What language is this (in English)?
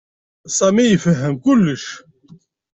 Kabyle